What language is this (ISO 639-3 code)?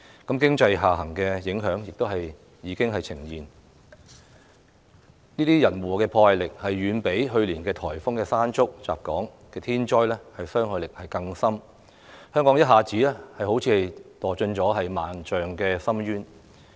yue